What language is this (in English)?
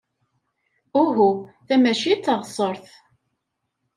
Kabyle